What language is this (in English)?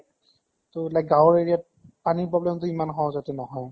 Assamese